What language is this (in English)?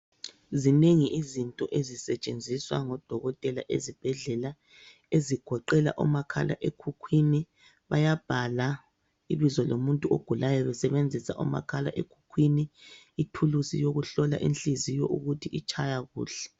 North Ndebele